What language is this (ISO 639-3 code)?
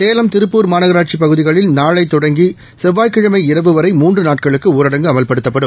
tam